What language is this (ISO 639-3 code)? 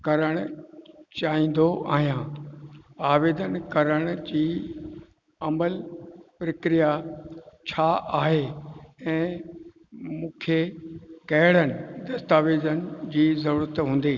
snd